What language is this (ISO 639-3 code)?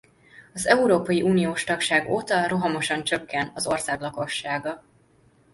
hun